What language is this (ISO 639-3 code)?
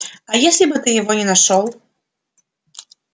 rus